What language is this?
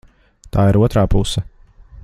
Latvian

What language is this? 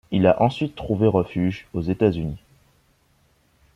French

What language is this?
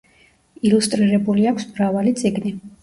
Georgian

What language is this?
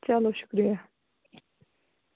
Kashmiri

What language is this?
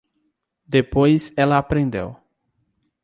Portuguese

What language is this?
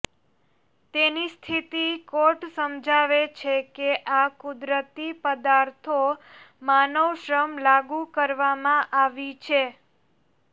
Gujarati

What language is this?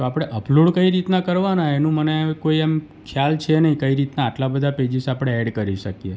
Gujarati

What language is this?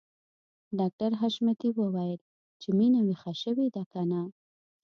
Pashto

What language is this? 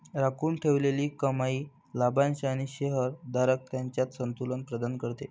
Marathi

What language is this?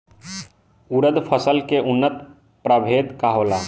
Bhojpuri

